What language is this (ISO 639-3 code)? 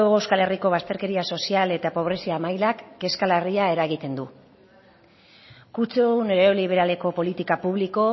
eus